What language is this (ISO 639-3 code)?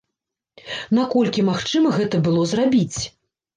bel